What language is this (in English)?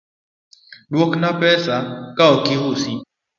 Luo (Kenya and Tanzania)